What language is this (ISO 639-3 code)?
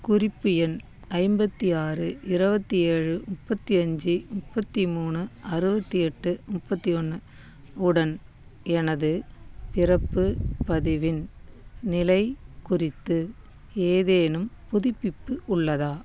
tam